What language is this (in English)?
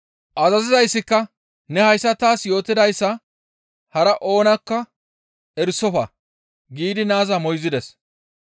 Gamo